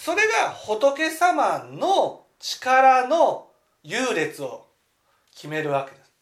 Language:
Japanese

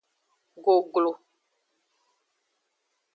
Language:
Aja (Benin)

